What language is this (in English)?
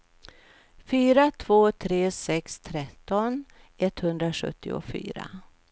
Swedish